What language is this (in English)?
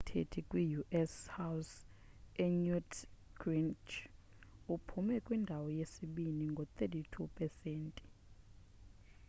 Xhosa